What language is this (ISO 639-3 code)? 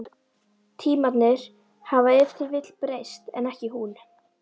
isl